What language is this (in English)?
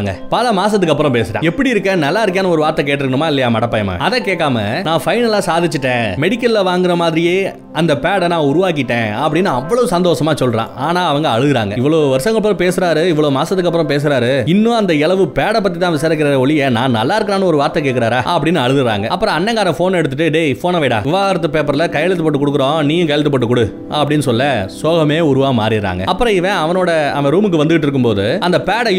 Tamil